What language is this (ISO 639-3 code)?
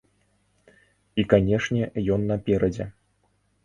bel